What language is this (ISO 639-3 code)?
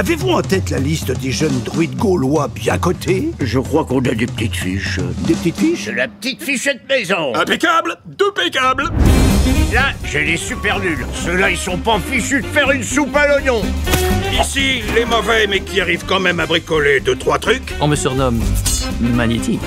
fra